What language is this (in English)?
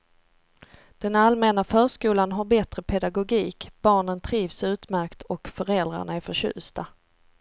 Swedish